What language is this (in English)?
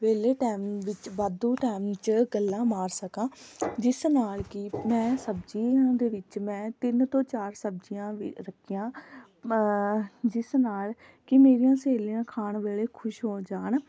Punjabi